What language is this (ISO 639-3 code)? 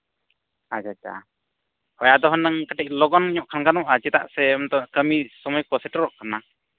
sat